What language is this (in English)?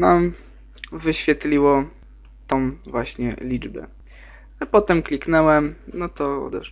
Polish